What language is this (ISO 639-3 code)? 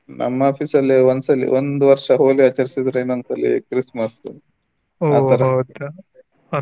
kan